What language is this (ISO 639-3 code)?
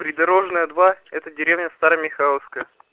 rus